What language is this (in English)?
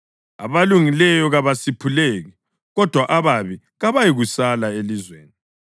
North Ndebele